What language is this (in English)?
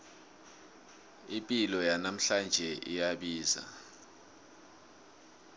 South Ndebele